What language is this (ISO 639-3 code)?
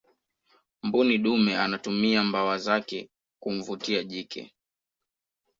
swa